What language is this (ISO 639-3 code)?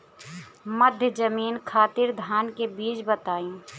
bho